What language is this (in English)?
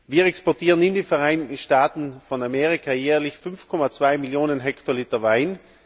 German